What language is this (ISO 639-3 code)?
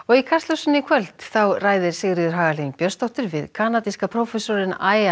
isl